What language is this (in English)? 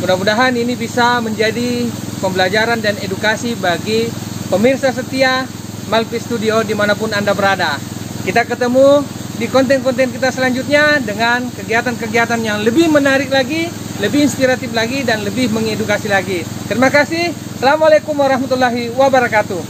Indonesian